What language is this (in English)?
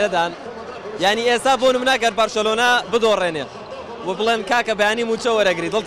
Arabic